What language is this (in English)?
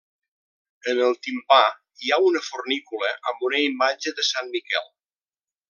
Catalan